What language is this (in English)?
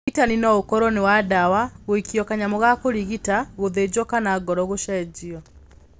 Kikuyu